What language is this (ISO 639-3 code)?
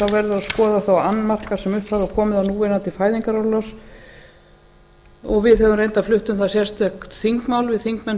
isl